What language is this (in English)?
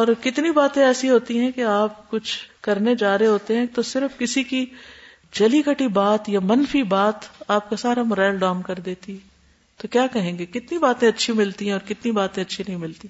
Urdu